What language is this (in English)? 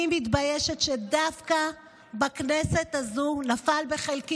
Hebrew